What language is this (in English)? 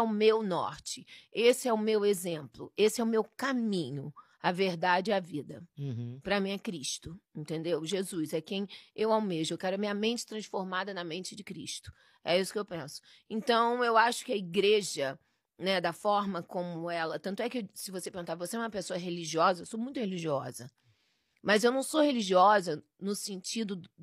Portuguese